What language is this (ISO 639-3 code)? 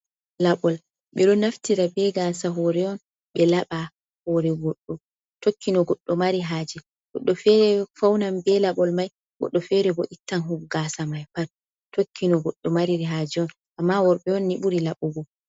ful